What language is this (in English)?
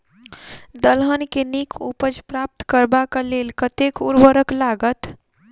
Maithili